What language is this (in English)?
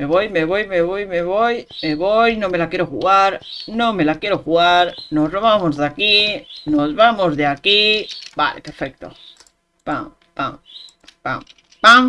Spanish